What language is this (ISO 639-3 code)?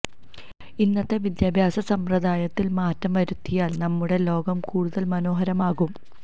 mal